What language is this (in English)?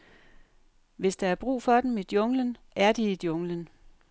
Danish